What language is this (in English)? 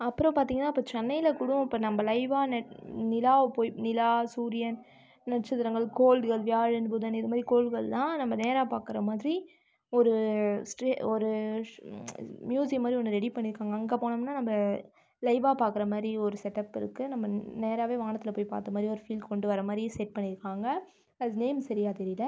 Tamil